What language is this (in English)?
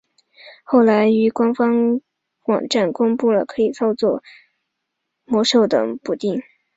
Chinese